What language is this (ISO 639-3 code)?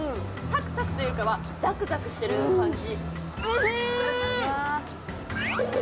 jpn